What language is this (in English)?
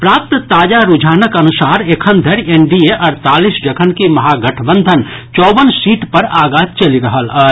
Maithili